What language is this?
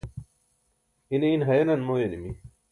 Burushaski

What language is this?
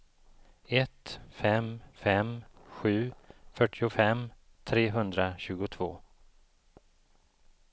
Swedish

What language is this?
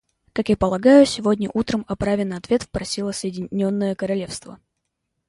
Russian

